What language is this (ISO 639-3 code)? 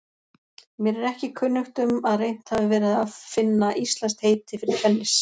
isl